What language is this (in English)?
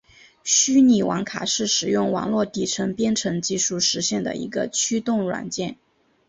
Chinese